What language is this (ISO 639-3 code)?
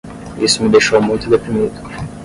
por